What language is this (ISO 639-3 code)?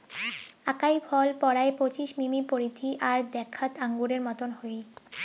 ben